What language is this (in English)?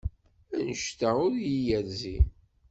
Kabyle